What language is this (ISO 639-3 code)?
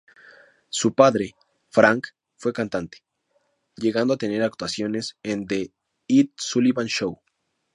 spa